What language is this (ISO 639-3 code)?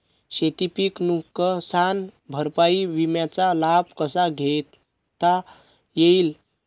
mar